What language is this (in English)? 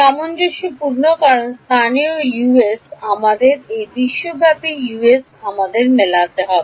Bangla